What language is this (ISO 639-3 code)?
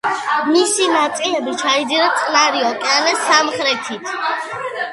kat